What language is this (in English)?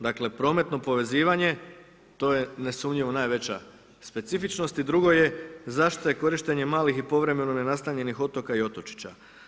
Croatian